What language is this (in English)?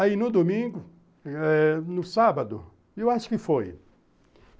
Portuguese